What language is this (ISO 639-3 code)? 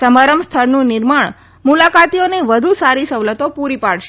guj